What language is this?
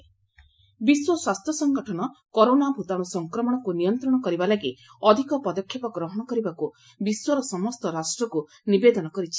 Odia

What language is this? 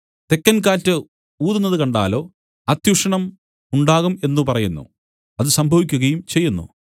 Malayalam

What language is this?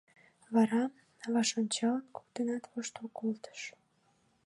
Mari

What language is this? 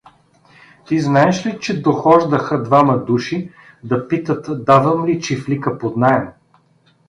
Bulgarian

